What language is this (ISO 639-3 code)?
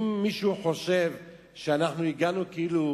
heb